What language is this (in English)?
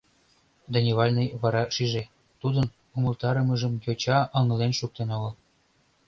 Mari